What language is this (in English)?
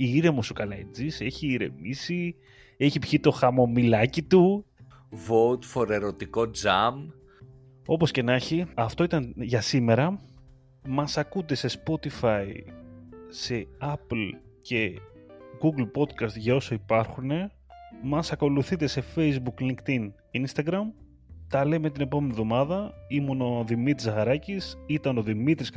Greek